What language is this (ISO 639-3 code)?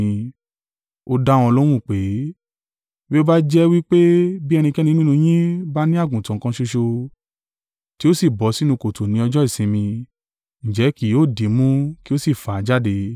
yor